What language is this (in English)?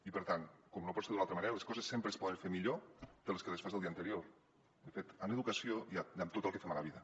Catalan